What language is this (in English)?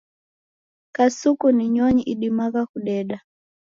Taita